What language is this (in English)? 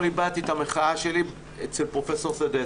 Hebrew